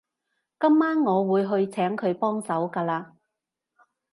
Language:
Cantonese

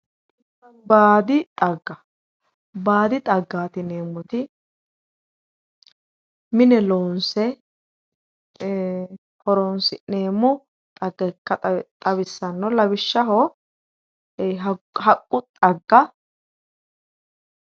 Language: Sidamo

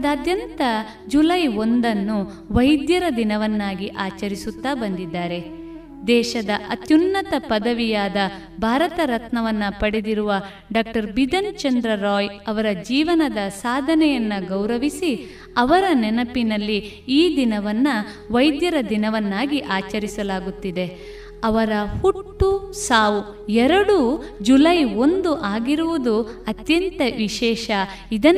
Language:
Kannada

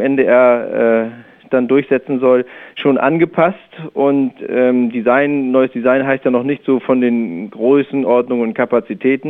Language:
German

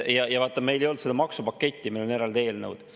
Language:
Estonian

